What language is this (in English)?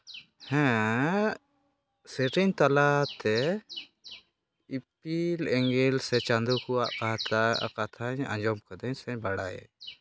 Santali